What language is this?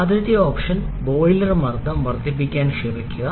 Malayalam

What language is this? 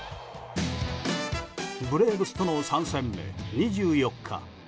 Japanese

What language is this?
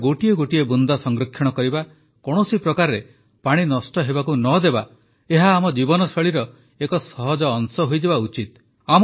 Odia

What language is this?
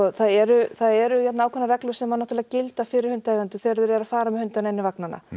Icelandic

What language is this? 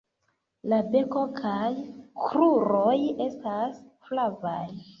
Esperanto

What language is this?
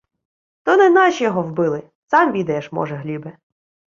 Ukrainian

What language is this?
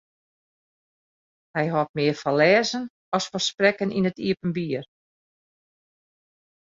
Western Frisian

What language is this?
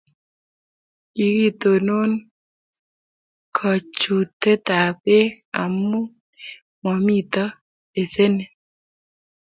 Kalenjin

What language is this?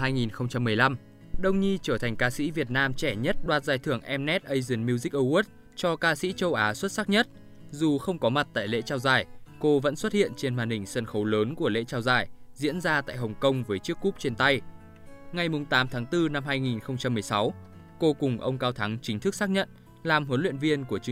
Vietnamese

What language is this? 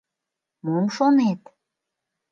Mari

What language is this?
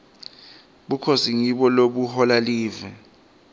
Swati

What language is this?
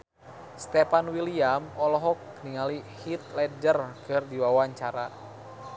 Sundanese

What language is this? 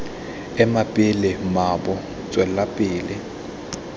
Tswana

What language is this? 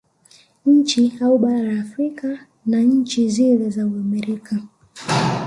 Swahili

